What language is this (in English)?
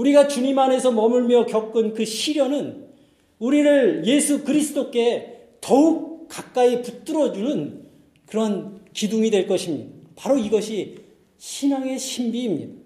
Korean